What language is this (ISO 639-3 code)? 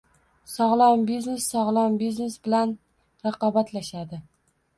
uzb